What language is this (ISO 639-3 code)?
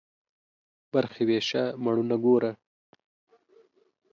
pus